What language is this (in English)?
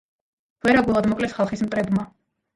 Georgian